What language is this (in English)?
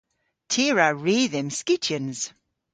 Cornish